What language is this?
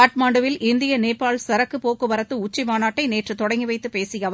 Tamil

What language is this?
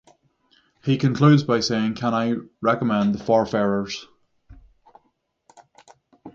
English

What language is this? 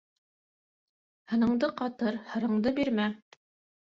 Bashkir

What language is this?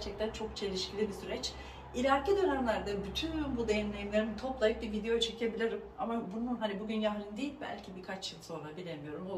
Turkish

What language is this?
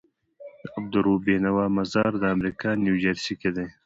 Pashto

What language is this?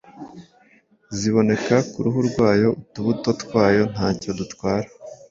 Kinyarwanda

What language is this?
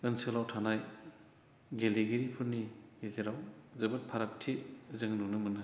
Bodo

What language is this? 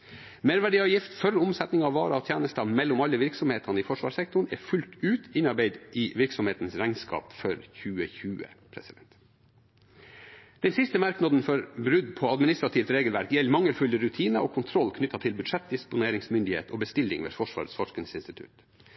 Norwegian Bokmål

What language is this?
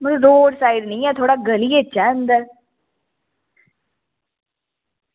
Dogri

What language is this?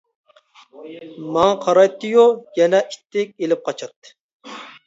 Uyghur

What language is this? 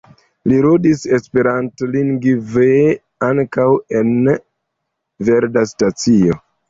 Esperanto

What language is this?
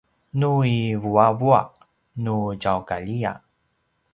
Paiwan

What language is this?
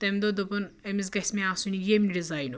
Kashmiri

